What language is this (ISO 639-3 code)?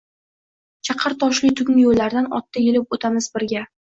uzb